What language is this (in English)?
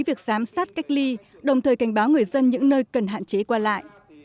Vietnamese